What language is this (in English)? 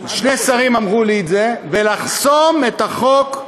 Hebrew